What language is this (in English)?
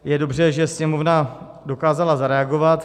Czech